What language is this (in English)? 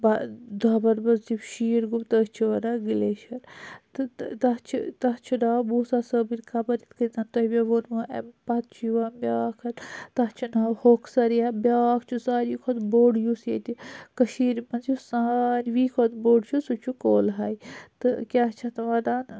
Kashmiri